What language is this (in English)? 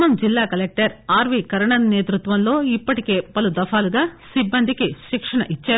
Telugu